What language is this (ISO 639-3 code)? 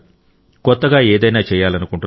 tel